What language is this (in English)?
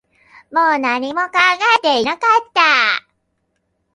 Japanese